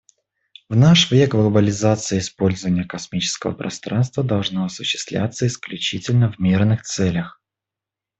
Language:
Russian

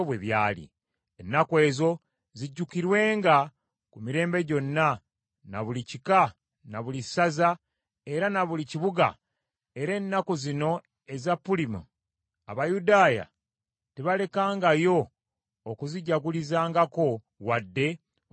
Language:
Ganda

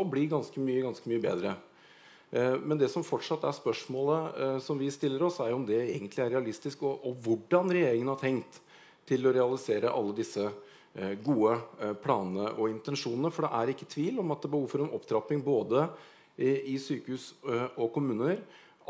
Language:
Norwegian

